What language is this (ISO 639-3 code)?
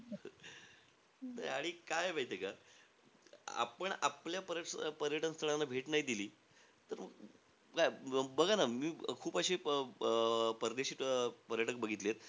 mar